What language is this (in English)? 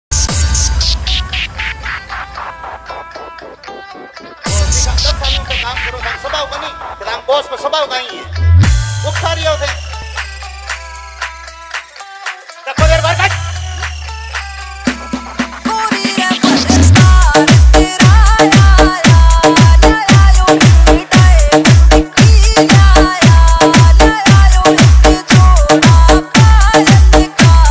Arabic